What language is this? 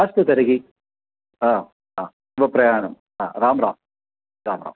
Sanskrit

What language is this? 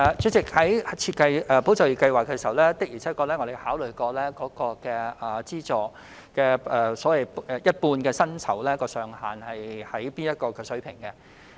Cantonese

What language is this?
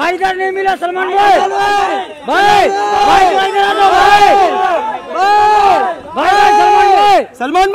Arabic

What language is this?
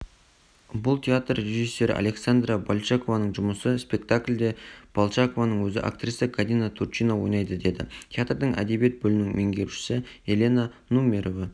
Kazakh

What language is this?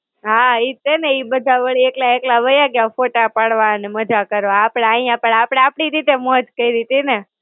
Gujarati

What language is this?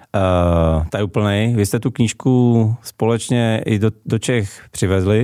Czech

